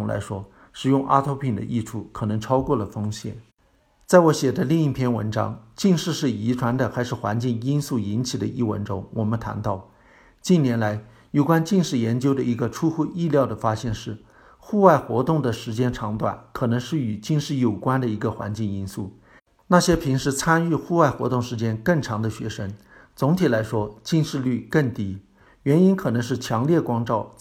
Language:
Chinese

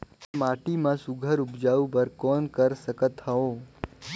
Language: Chhattisgarhi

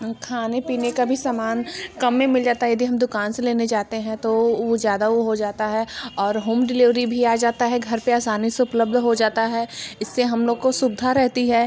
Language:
Hindi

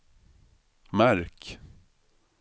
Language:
Swedish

